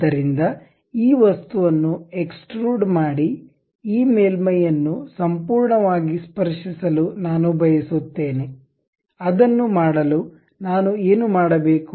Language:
Kannada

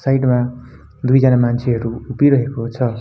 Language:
Nepali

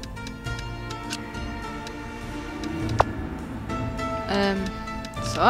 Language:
German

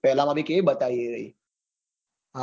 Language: Gujarati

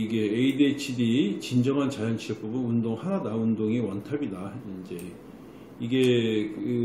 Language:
Korean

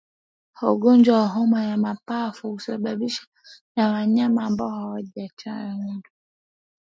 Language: Swahili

